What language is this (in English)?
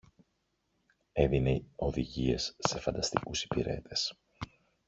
Greek